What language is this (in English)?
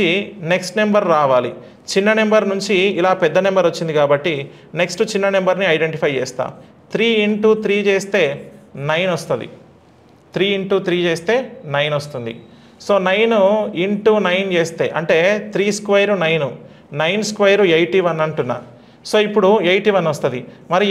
Telugu